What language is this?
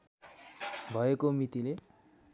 Nepali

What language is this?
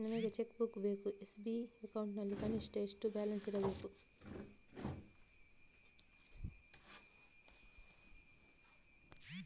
Kannada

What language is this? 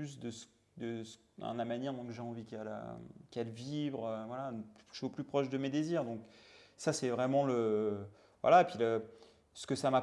French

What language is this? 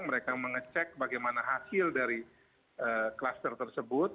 Indonesian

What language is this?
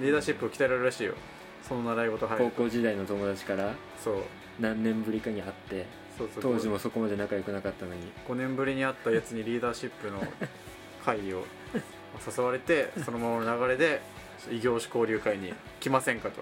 Japanese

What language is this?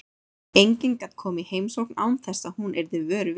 Icelandic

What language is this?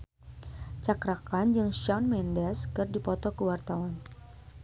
Sundanese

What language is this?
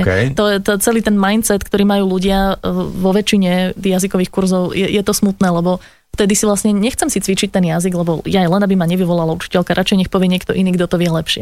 Slovak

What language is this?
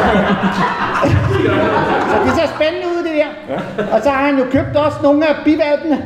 Danish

